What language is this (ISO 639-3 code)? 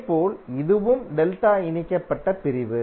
tam